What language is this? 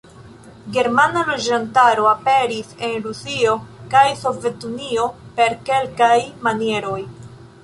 Esperanto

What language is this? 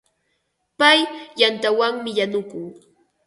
Ambo-Pasco Quechua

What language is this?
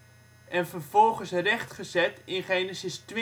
Dutch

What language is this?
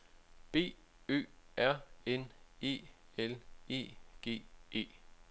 Danish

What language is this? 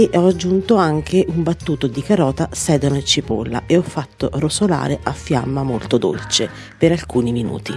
Italian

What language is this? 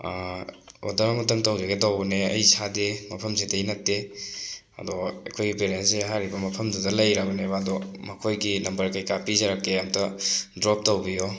Manipuri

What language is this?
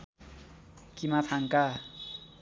Nepali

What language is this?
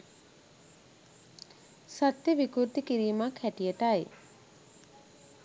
Sinhala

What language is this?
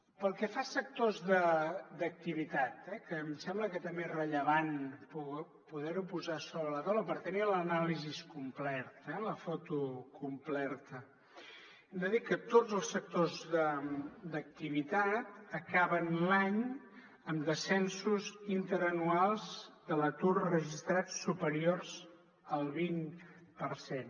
Catalan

